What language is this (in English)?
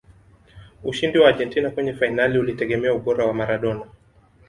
Swahili